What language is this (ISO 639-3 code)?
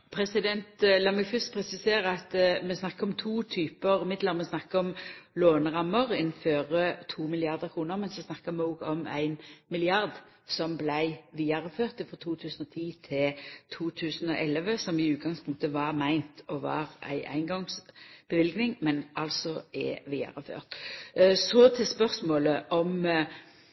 nor